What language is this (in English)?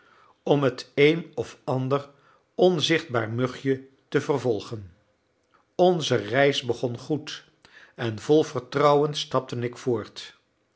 Dutch